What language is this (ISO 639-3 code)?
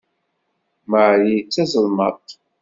kab